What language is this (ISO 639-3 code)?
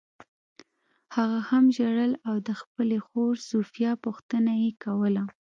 pus